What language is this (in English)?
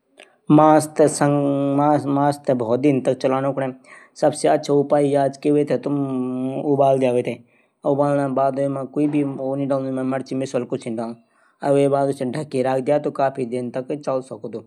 Garhwali